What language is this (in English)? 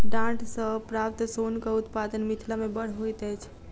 Maithili